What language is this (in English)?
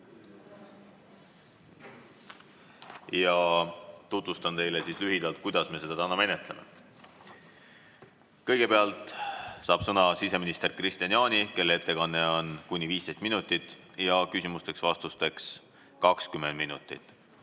Estonian